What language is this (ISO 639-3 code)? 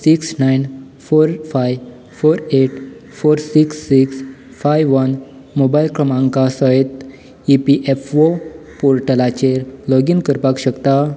kok